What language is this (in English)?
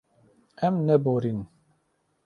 Kurdish